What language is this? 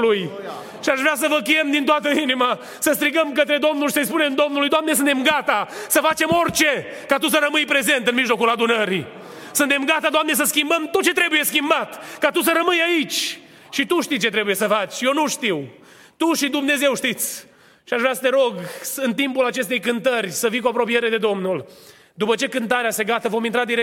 Romanian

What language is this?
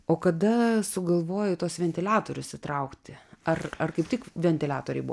Lithuanian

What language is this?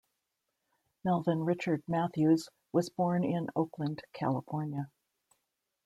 English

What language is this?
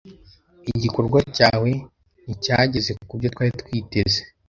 Kinyarwanda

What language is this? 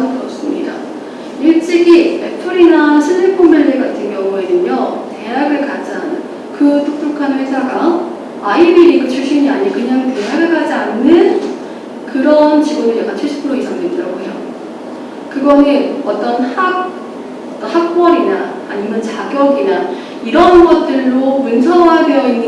Korean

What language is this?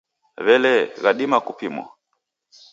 Taita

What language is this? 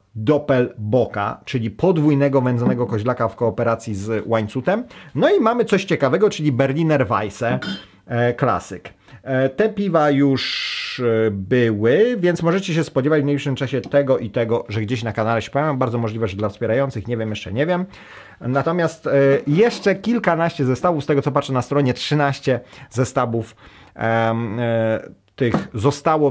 Polish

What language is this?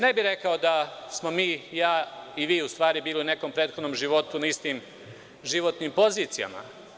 Serbian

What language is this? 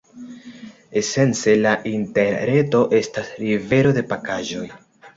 Esperanto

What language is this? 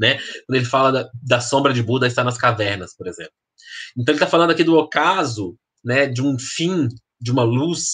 Portuguese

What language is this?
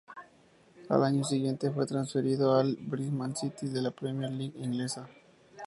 Spanish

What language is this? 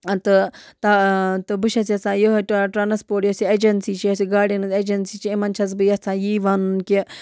Kashmiri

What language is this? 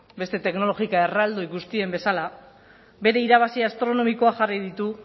Basque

